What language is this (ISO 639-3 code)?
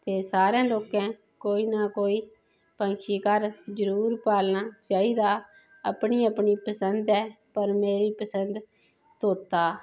doi